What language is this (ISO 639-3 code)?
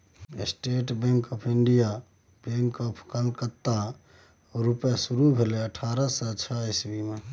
mai